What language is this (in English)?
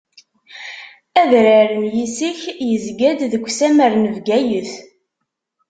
Kabyle